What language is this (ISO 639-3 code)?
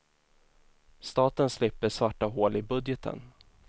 swe